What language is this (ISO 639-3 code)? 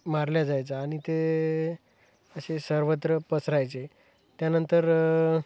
mar